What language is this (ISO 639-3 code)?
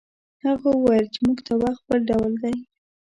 pus